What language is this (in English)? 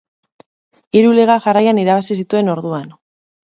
Basque